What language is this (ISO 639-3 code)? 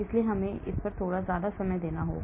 hin